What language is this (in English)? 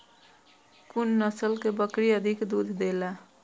Maithili